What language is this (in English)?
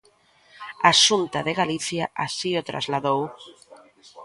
Galician